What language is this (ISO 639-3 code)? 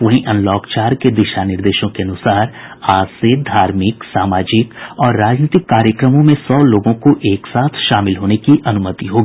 hin